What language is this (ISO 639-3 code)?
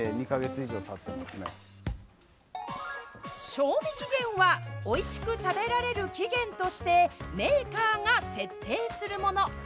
jpn